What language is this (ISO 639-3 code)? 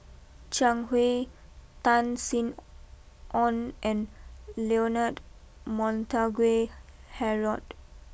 eng